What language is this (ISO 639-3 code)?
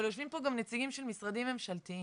heb